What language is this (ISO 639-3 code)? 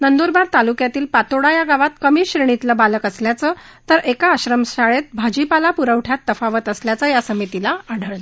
mar